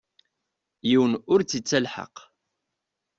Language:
Kabyle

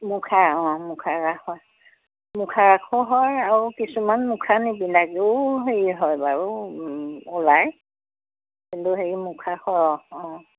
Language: Assamese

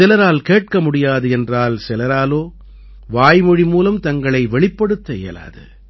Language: Tamil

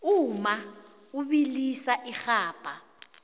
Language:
South Ndebele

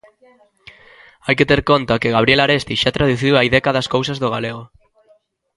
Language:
Galician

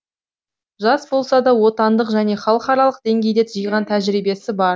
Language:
Kazakh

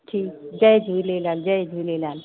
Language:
Sindhi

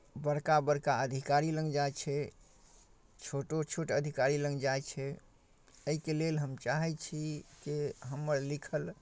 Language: Maithili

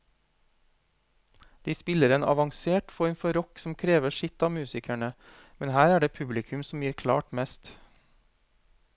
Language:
Norwegian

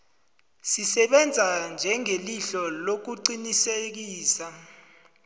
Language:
South Ndebele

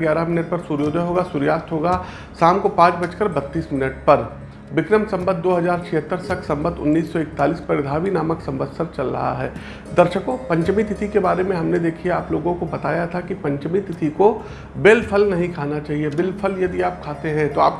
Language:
Hindi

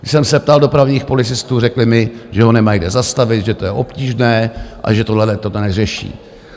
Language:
Czech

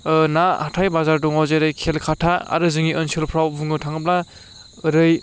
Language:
Bodo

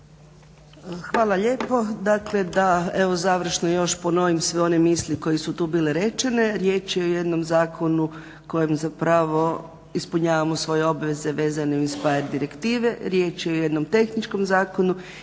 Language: Croatian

